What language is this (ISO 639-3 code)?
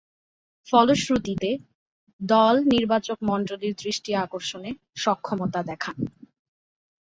ben